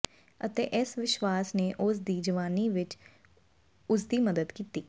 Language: Punjabi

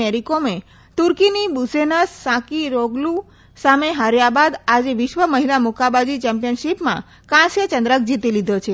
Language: Gujarati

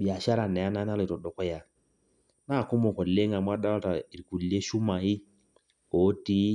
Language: Masai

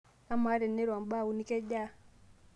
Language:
Masai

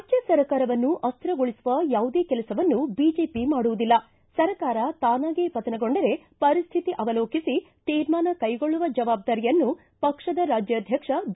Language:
Kannada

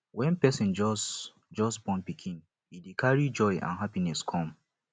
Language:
Nigerian Pidgin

